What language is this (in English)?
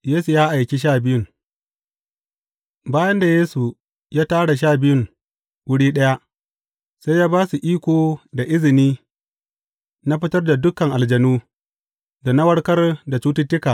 Hausa